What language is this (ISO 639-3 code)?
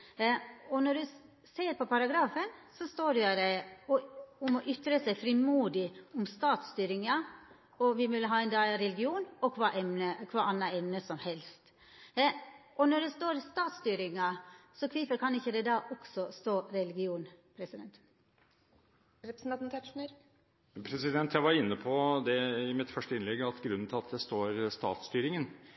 nor